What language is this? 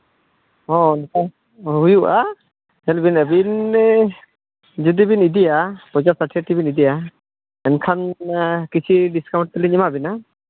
Santali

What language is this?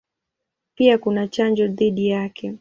Swahili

